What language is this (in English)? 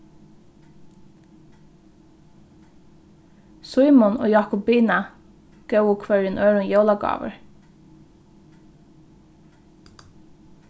Faroese